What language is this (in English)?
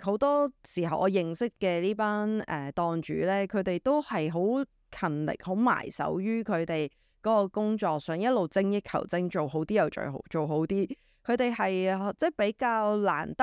Chinese